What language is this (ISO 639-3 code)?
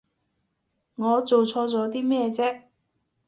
yue